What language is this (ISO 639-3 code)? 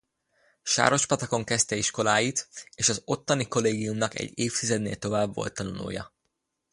hun